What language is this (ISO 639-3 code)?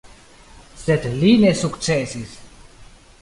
epo